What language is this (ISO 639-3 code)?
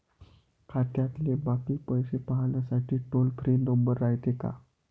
mar